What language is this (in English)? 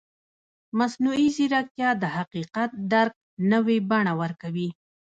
Pashto